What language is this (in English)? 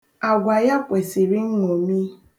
Igbo